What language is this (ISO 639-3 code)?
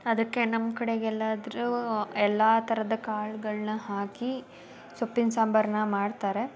kan